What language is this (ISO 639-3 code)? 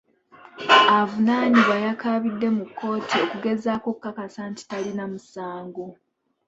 lug